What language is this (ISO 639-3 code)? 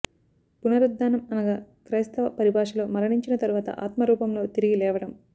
tel